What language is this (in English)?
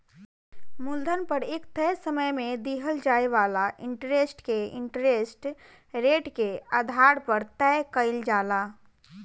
Bhojpuri